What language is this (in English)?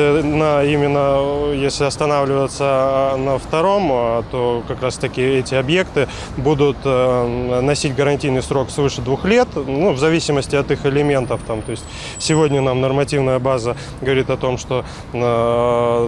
Russian